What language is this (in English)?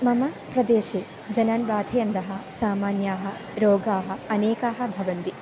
Sanskrit